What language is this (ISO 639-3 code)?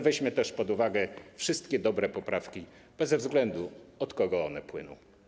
pol